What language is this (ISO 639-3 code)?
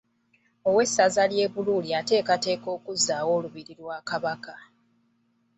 lug